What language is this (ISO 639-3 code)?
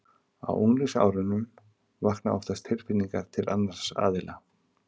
isl